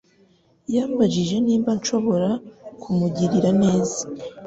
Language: Kinyarwanda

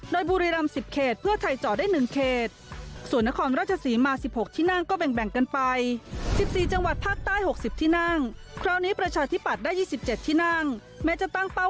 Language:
Thai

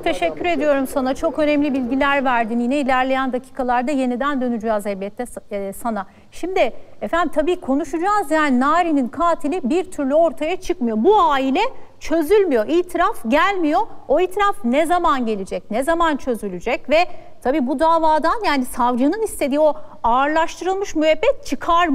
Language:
Turkish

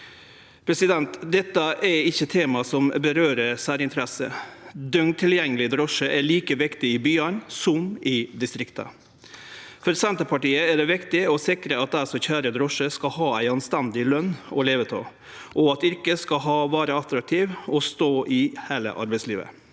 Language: Norwegian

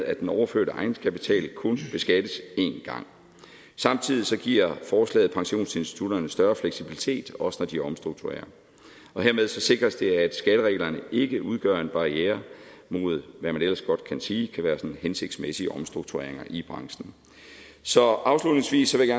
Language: Danish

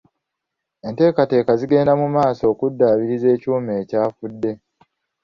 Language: Ganda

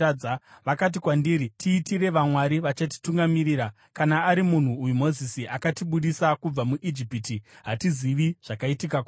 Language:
Shona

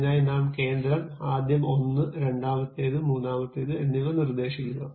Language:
Malayalam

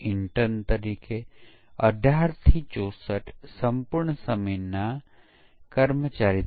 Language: Gujarati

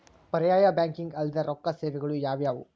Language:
Kannada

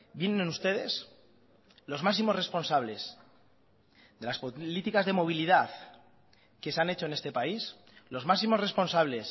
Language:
Spanish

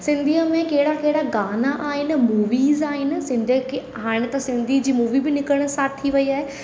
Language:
Sindhi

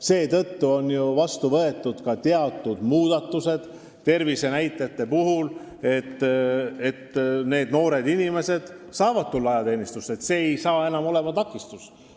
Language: Estonian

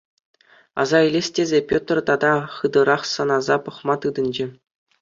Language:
Chuvash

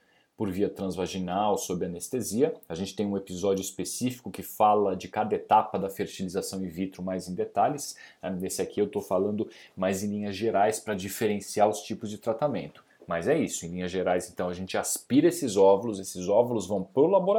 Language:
Portuguese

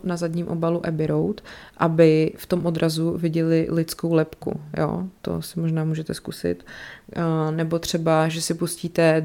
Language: Czech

